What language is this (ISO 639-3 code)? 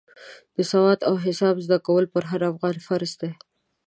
pus